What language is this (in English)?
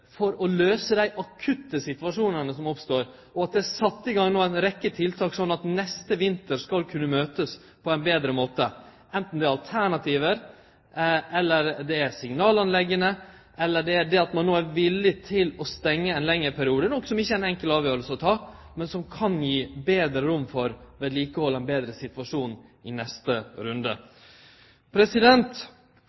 Norwegian Nynorsk